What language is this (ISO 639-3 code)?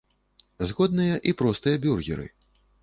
bel